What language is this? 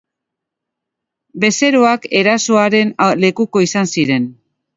Basque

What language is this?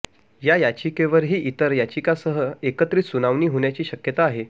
Marathi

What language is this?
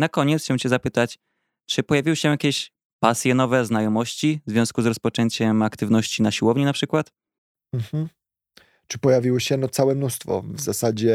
Polish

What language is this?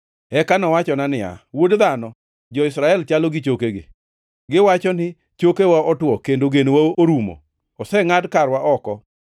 Luo (Kenya and Tanzania)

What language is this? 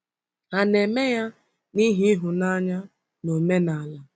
Igbo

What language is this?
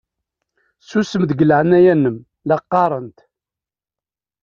Kabyle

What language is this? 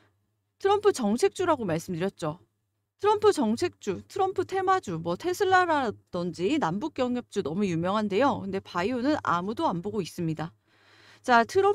Korean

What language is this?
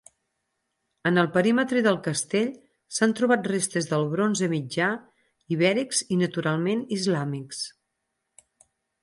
Catalan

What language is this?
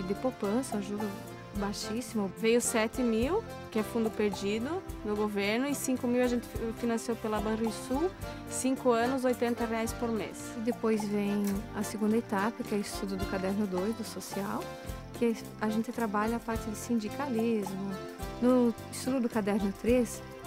Portuguese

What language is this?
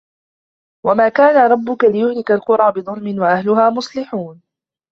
Arabic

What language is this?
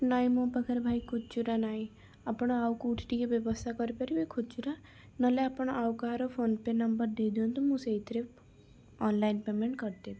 Odia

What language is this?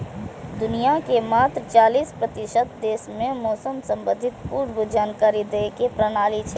Maithili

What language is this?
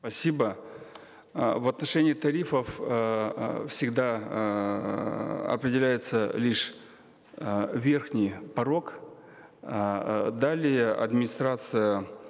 Kazakh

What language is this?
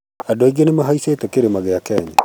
Kikuyu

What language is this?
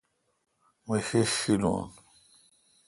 Kalkoti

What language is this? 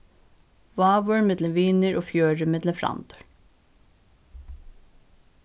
Faroese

